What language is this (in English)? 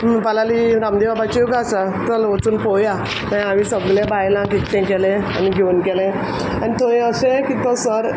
Konkani